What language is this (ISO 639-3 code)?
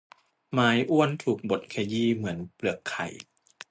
tha